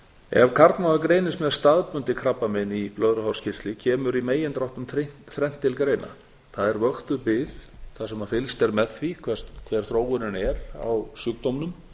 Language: Icelandic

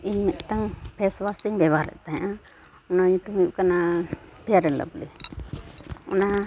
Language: Santali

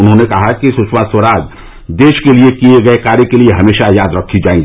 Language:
Hindi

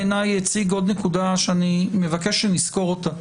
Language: Hebrew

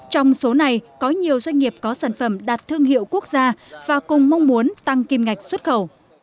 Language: Vietnamese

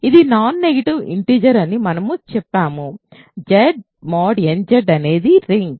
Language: Telugu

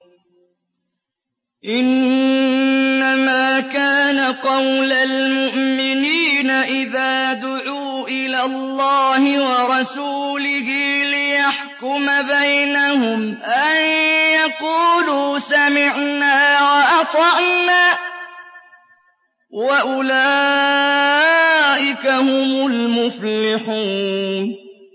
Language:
Arabic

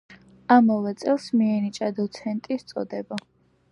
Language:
Georgian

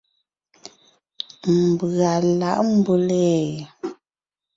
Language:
Ngiemboon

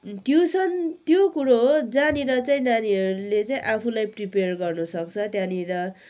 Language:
Nepali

